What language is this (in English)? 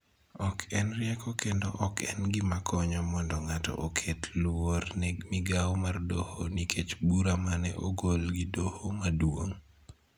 Luo (Kenya and Tanzania)